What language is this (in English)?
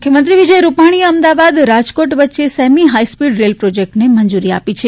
Gujarati